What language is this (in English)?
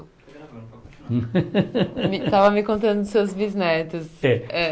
Portuguese